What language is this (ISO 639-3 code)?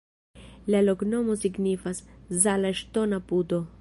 epo